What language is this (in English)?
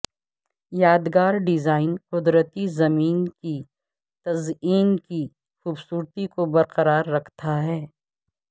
Urdu